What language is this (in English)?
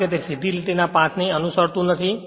Gujarati